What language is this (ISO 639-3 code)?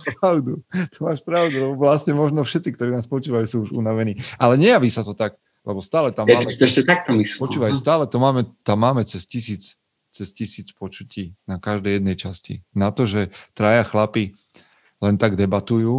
slk